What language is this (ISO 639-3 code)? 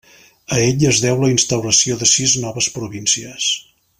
cat